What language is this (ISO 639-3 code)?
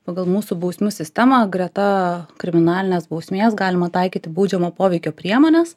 lit